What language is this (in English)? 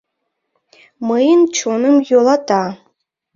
Mari